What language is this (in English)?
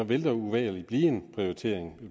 Danish